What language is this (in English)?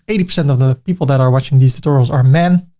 English